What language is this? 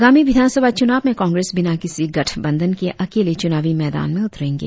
Hindi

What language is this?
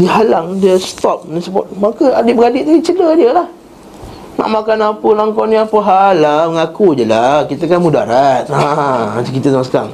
Malay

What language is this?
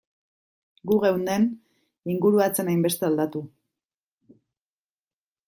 Basque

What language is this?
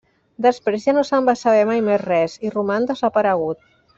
Catalan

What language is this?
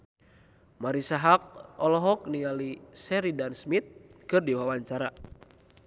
Sundanese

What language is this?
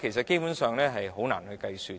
Cantonese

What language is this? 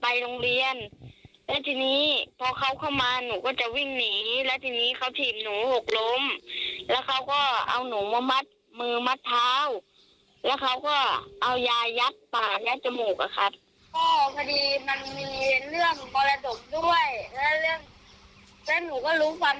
Thai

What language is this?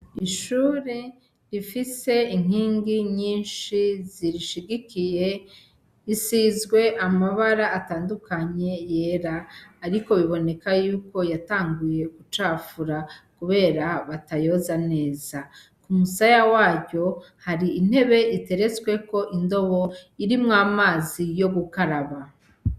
Rundi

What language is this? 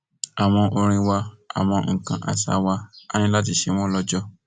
Yoruba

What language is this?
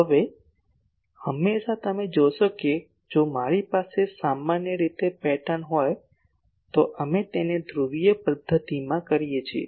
Gujarati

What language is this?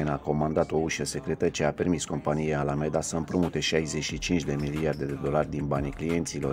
Romanian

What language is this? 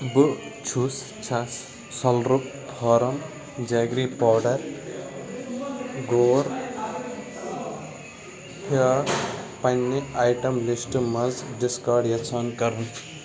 Kashmiri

